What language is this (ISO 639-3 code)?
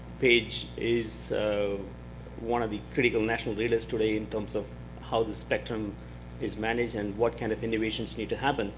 eng